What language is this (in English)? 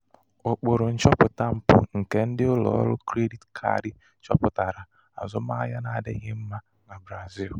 Igbo